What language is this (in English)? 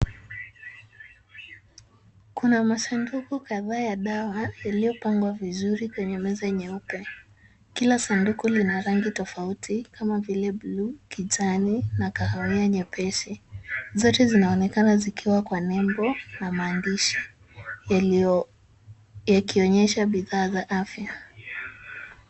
Swahili